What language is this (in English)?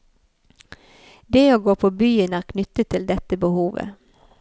Norwegian